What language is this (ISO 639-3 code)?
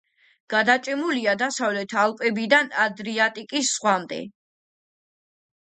kat